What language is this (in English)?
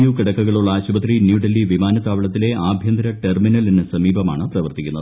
Malayalam